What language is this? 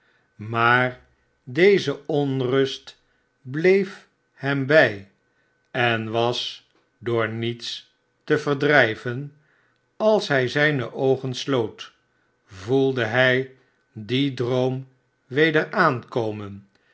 Dutch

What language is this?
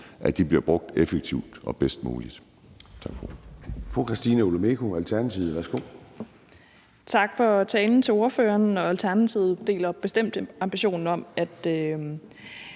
Danish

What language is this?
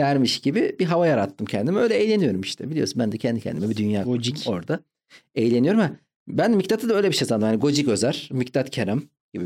Turkish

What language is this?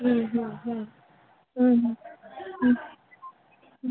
Kannada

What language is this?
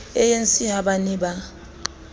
Southern Sotho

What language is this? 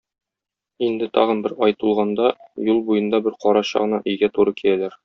Tatar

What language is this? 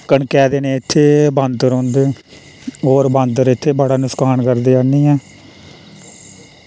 Dogri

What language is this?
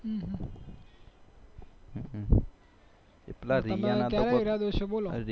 Gujarati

